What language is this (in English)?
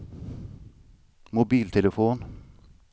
Swedish